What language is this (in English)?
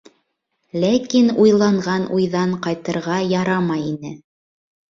Bashkir